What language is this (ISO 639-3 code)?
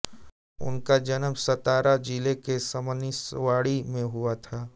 hin